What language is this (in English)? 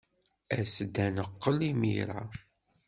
Kabyle